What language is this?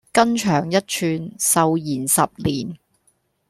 Cantonese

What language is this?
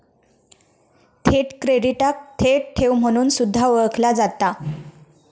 Marathi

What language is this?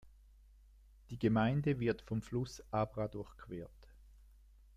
German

